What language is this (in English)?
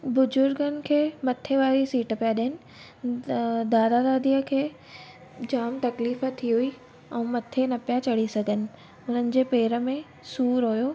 Sindhi